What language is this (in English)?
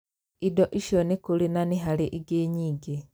Kikuyu